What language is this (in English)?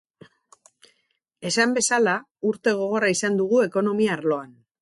Basque